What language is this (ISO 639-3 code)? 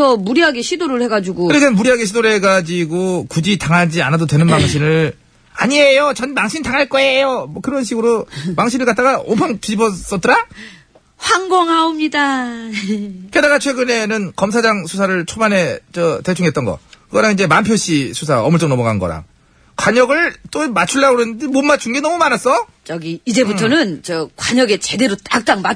kor